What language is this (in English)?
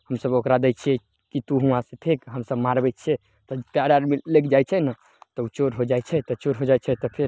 Maithili